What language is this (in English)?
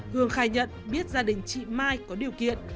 Vietnamese